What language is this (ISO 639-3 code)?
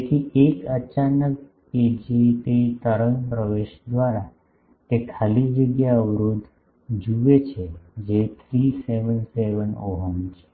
guj